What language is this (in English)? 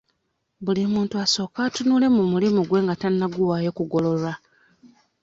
Ganda